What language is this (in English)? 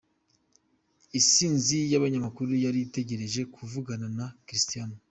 Kinyarwanda